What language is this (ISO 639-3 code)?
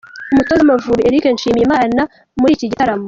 kin